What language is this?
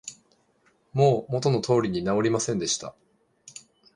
Japanese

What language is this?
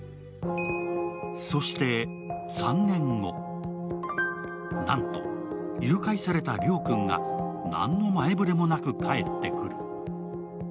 Japanese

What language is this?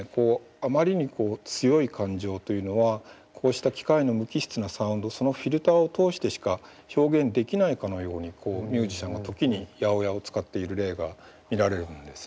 Japanese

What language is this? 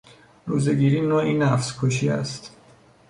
Persian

